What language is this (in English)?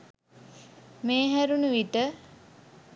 Sinhala